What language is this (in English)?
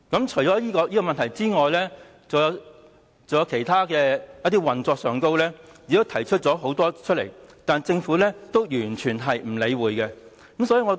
Cantonese